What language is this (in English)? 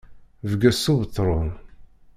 Kabyle